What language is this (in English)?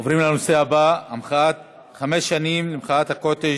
Hebrew